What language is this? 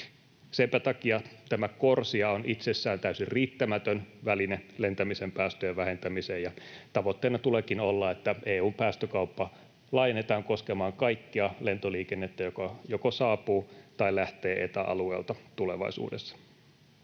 Finnish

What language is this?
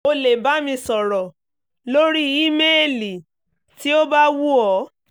Yoruba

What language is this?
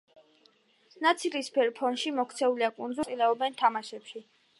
Georgian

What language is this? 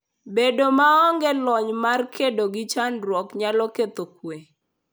Luo (Kenya and Tanzania)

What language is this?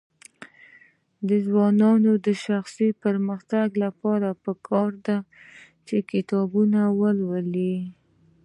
Pashto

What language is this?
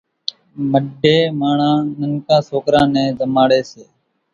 Kachi Koli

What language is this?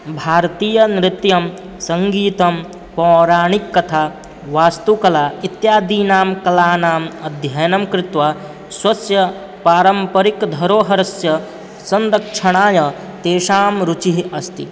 Sanskrit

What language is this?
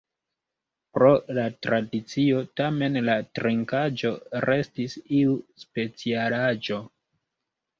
Esperanto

